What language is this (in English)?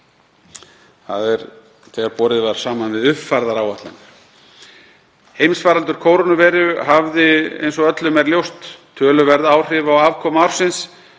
Icelandic